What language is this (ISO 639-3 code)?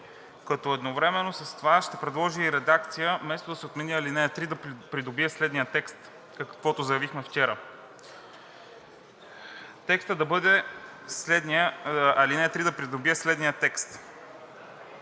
bul